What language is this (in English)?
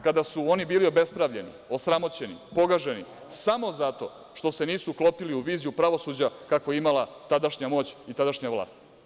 Serbian